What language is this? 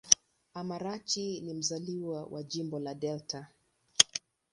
Swahili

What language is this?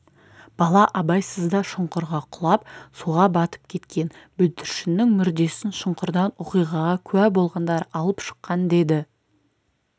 Kazakh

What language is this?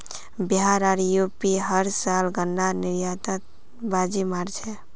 Magahi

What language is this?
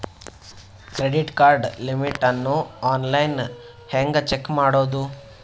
Kannada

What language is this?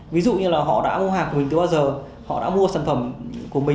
Vietnamese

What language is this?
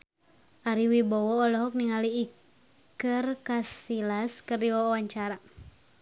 Sundanese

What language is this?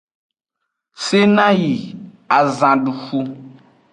Aja (Benin)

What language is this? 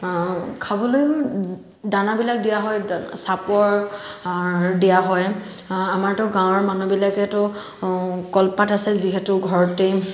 Assamese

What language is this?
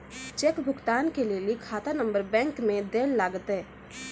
Maithili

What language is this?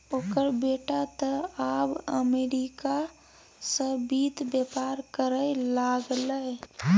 Maithili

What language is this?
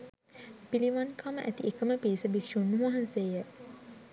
Sinhala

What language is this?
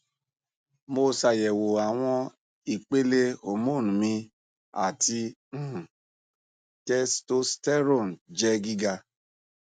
Yoruba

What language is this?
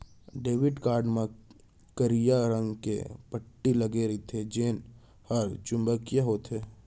Chhattisgarhi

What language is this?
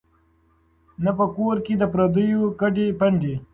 Pashto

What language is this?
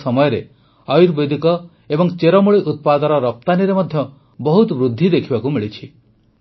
Odia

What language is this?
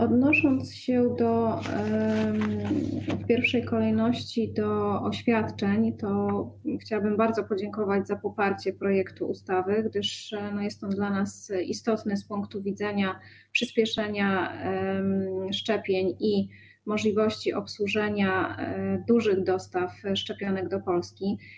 Polish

